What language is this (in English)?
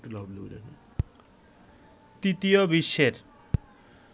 Bangla